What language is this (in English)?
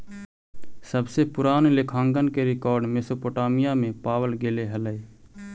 Magahi